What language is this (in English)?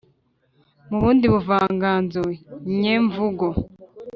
Kinyarwanda